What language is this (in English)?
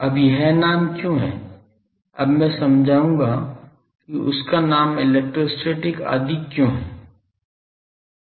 Hindi